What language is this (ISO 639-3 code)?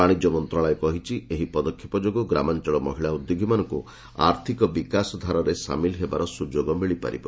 ori